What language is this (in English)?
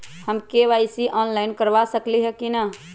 Magahi